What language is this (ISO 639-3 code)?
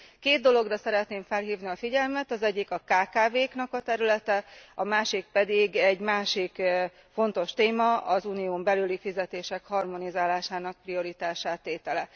hun